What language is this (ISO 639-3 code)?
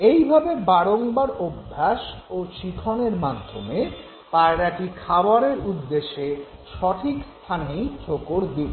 ben